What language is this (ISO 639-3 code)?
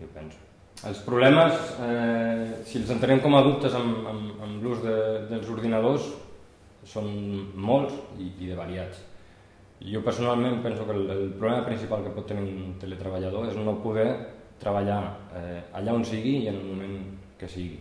cat